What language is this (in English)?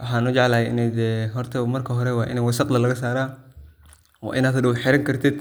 Somali